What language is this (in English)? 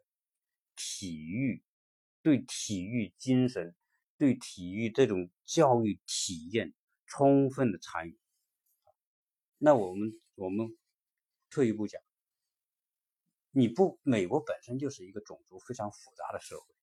Chinese